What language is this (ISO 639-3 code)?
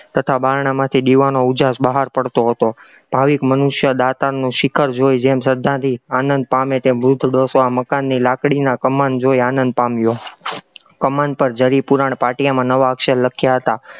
guj